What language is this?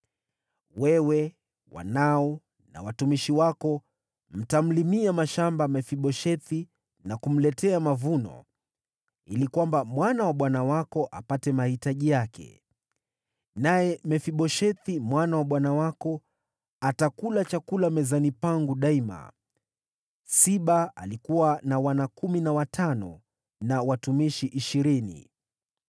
Swahili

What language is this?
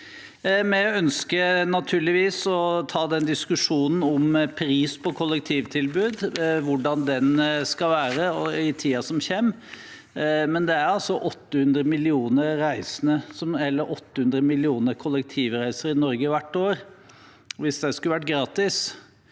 Norwegian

